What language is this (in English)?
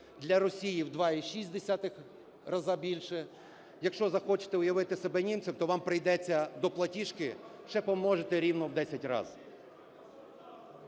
Ukrainian